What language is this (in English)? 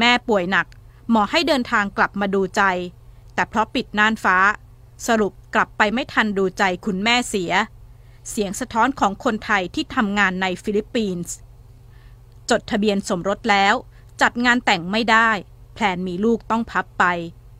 Thai